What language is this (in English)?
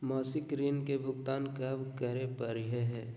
Magahi